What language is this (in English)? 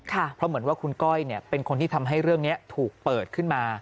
Thai